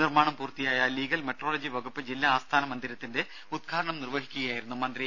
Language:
Malayalam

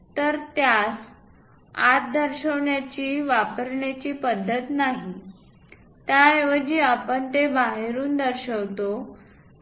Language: Marathi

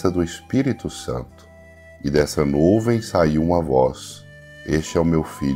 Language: Portuguese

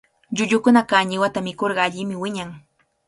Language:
Cajatambo North Lima Quechua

